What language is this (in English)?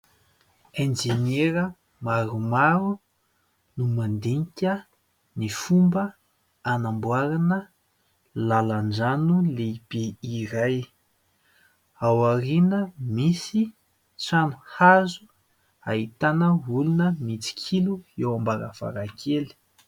Malagasy